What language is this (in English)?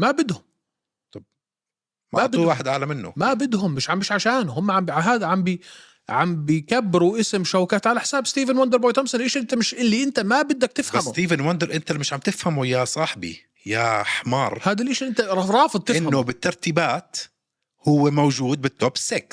Arabic